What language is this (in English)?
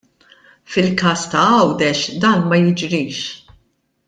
Maltese